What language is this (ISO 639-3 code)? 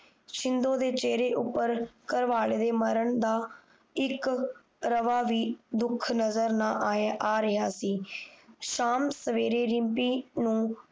pan